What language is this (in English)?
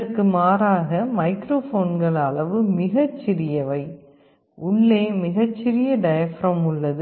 Tamil